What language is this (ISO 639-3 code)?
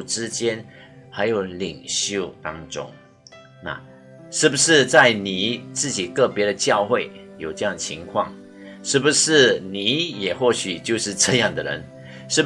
zho